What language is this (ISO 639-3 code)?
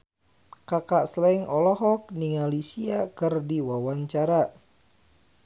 sun